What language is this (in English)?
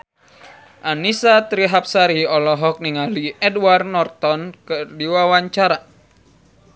Sundanese